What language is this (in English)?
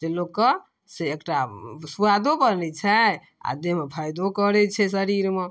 Maithili